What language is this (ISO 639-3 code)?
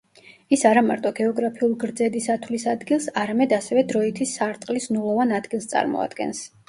kat